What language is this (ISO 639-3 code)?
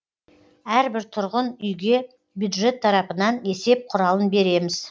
kaz